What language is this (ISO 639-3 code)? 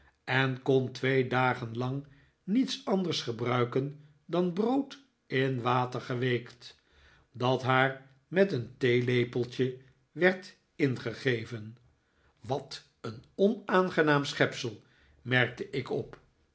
nld